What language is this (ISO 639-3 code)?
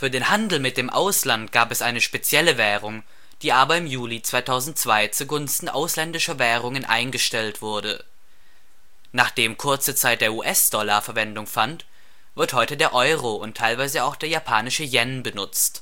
deu